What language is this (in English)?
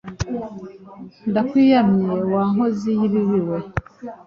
Kinyarwanda